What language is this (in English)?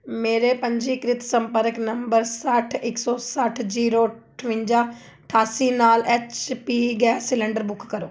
Punjabi